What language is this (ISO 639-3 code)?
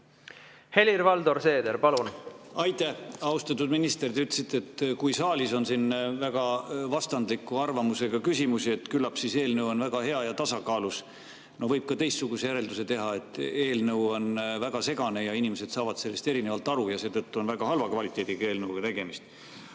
est